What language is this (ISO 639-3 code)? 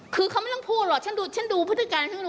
tha